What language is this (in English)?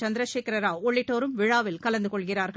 Tamil